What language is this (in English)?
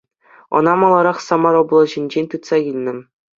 Chuvash